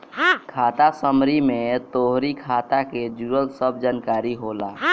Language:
Bhojpuri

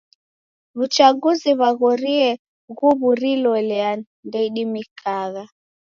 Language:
Taita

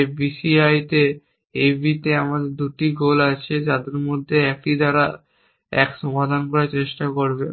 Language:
Bangla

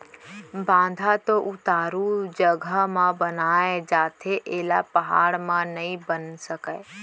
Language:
Chhattisgarhi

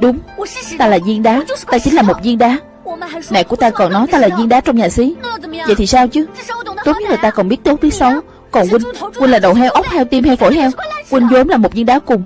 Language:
Vietnamese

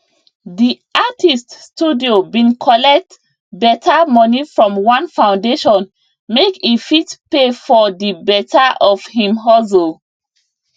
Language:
Nigerian Pidgin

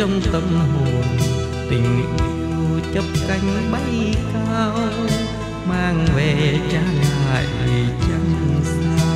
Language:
Vietnamese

